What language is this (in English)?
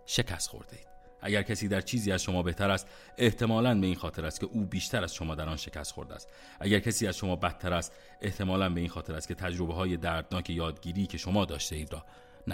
Persian